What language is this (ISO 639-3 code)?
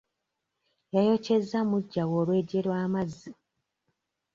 lug